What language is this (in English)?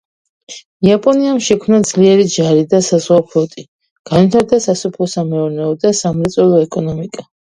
Georgian